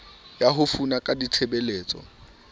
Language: Southern Sotho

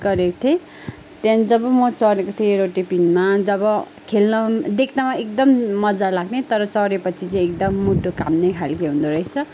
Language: Nepali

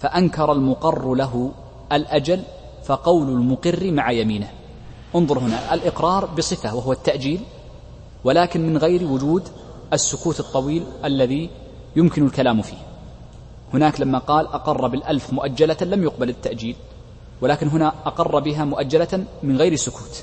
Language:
Arabic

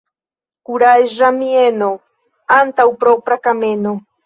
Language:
Esperanto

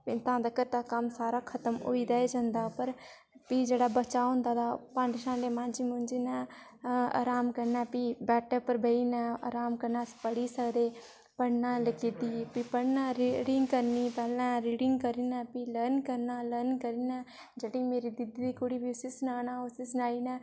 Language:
Dogri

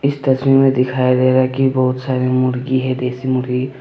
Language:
Hindi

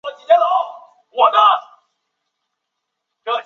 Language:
Chinese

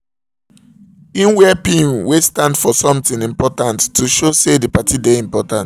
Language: Nigerian Pidgin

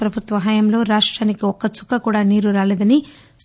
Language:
Telugu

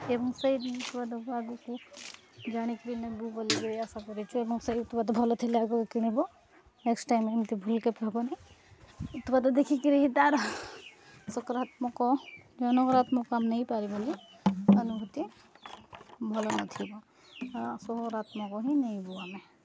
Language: Odia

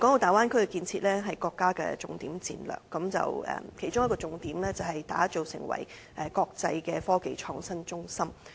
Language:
Cantonese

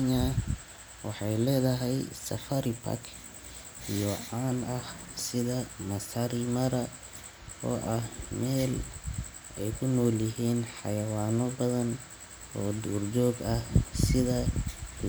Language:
Somali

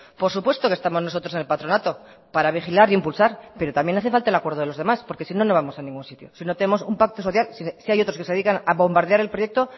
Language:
Spanish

